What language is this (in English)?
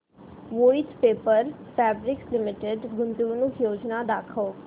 Marathi